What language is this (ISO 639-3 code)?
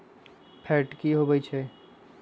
mag